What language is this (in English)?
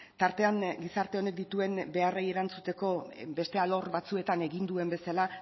Basque